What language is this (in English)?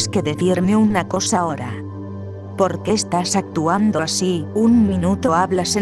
Spanish